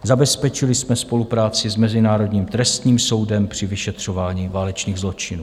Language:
Czech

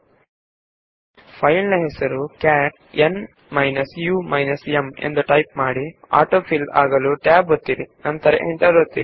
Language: Kannada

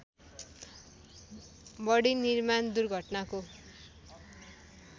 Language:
Nepali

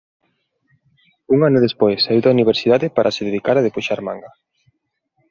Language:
Galician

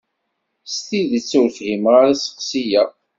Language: Kabyle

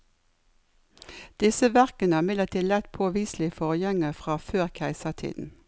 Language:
Norwegian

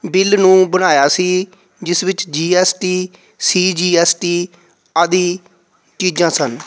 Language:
Punjabi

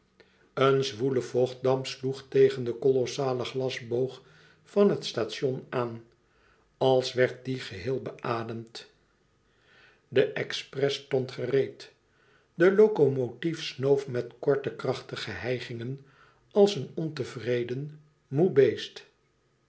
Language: Dutch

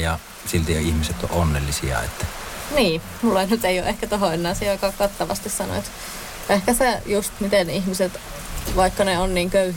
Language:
Finnish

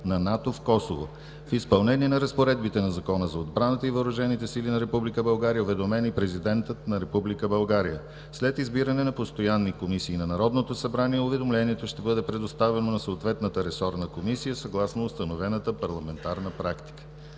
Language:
Bulgarian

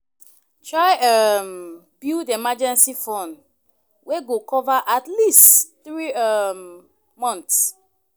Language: Nigerian Pidgin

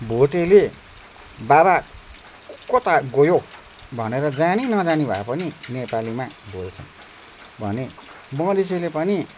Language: Nepali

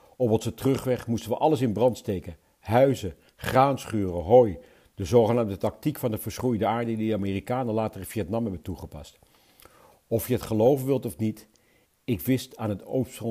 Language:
Dutch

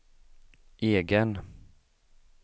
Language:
Swedish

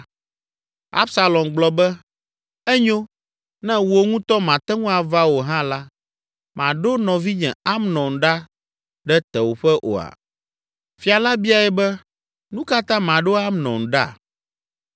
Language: Ewe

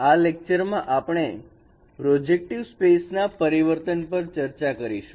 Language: Gujarati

